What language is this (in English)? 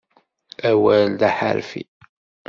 Kabyle